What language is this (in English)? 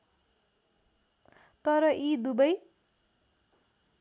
Nepali